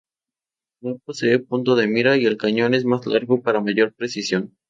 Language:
Spanish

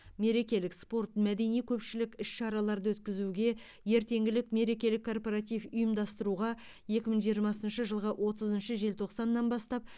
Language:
Kazakh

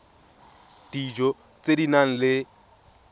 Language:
Tswana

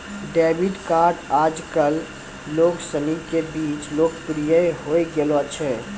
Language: Maithili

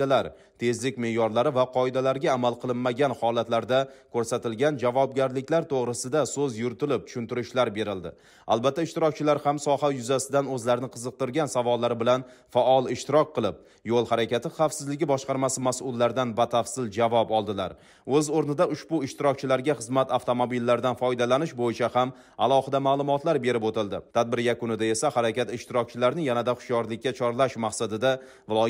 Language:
Turkish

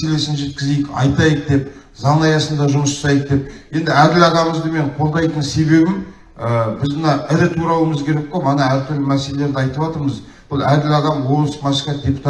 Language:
Turkish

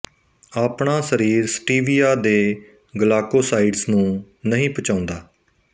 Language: Punjabi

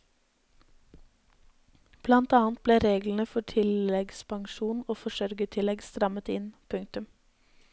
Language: Norwegian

